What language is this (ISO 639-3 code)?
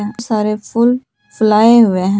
hin